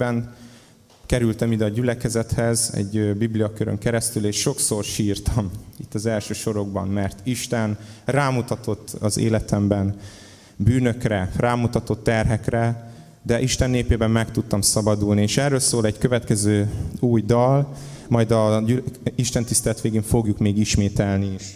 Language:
Hungarian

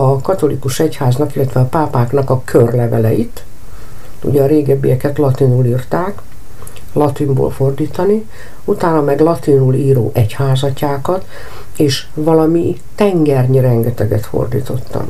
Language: Hungarian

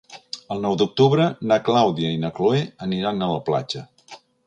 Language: Catalan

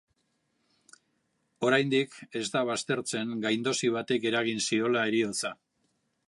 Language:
Basque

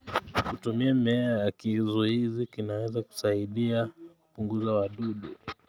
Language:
Kalenjin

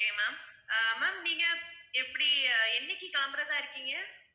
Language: Tamil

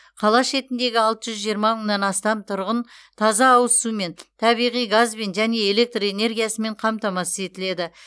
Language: Kazakh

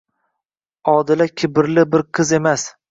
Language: Uzbek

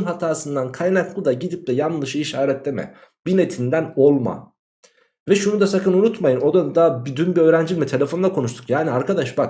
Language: Turkish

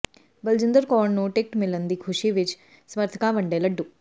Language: Punjabi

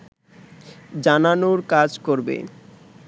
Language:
Bangla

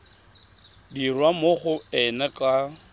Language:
Tswana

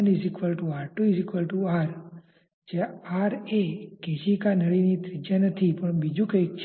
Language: Gujarati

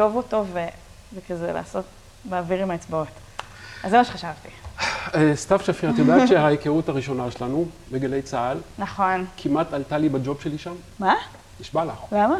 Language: Hebrew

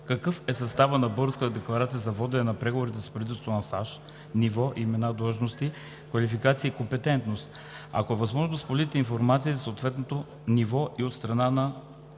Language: Bulgarian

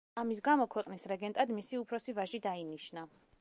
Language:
Georgian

